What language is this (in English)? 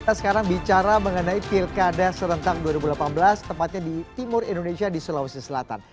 Indonesian